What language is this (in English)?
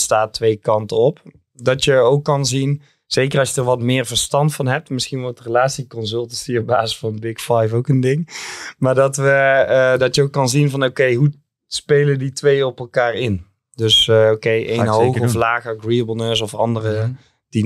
Dutch